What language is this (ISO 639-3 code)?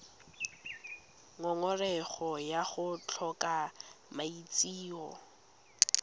tsn